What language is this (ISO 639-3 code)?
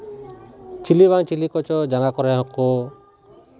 sat